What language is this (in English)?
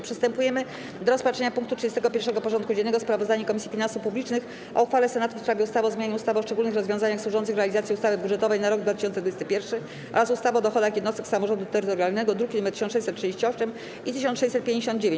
Polish